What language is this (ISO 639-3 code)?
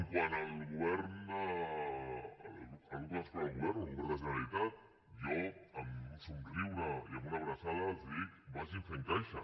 cat